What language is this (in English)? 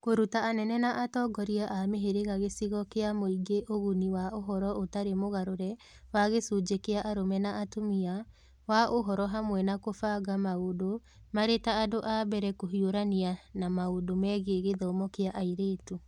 Kikuyu